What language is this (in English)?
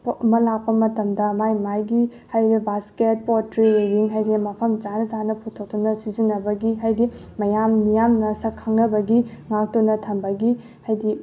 Manipuri